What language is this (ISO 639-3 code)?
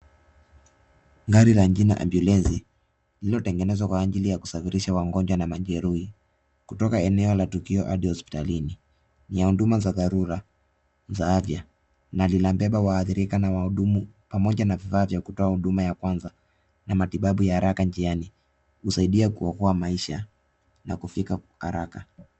swa